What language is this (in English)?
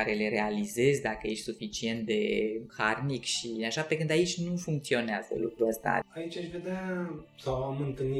Romanian